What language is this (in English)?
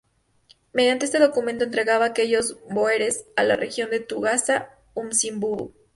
Spanish